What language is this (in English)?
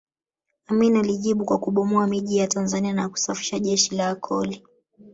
Swahili